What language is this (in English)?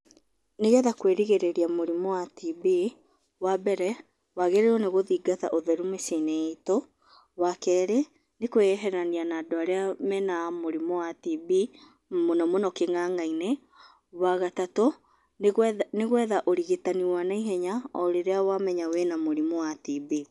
Kikuyu